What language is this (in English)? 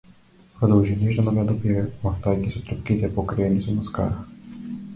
Macedonian